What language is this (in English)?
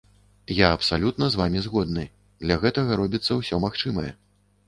Belarusian